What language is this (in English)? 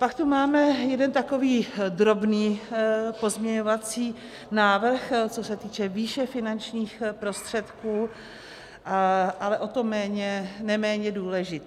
Czech